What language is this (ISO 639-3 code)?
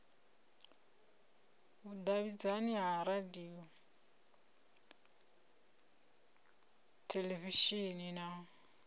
ven